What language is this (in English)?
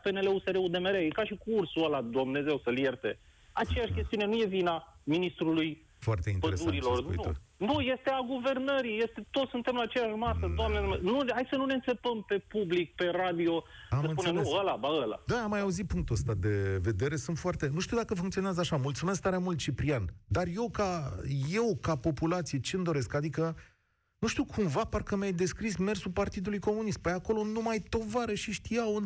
Romanian